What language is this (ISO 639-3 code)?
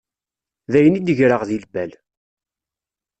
kab